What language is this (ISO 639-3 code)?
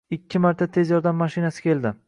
uzb